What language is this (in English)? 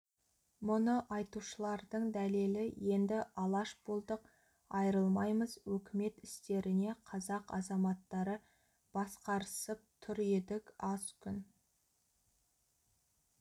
Kazakh